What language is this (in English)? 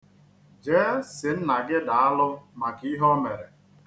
Igbo